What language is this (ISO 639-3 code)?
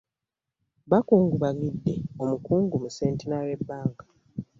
lug